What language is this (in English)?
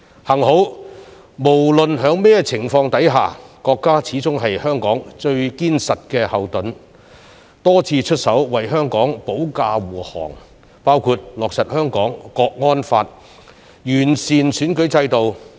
Cantonese